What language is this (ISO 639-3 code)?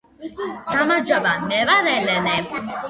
kat